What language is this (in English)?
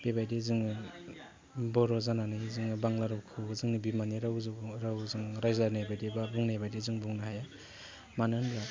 Bodo